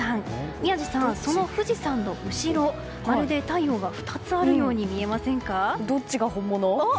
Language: Japanese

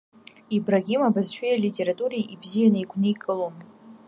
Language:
Abkhazian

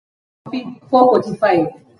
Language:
Swahili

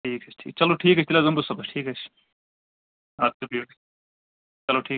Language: Kashmiri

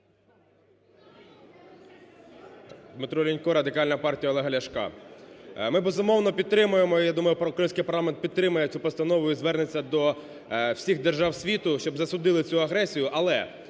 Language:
Ukrainian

